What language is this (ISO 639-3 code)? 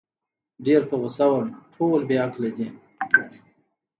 pus